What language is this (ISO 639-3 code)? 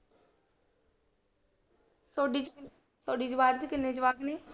pan